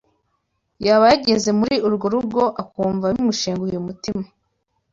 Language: Kinyarwanda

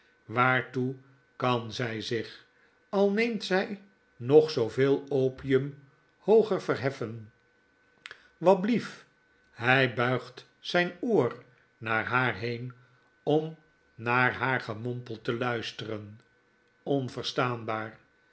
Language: Dutch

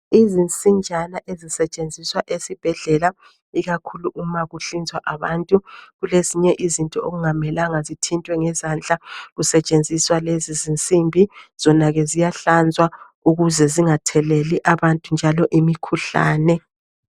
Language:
North Ndebele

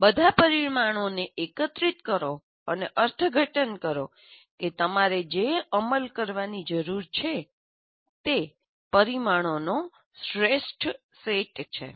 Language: Gujarati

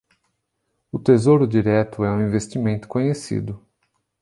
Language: Portuguese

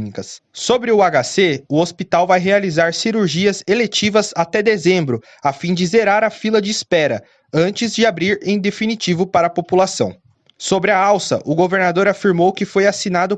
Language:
Portuguese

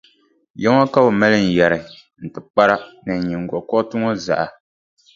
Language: Dagbani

